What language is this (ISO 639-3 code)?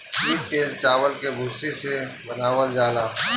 bho